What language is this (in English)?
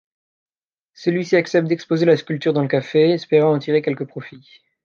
French